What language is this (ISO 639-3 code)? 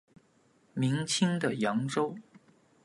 zho